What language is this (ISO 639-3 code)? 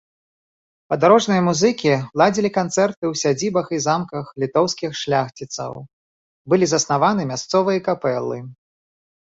bel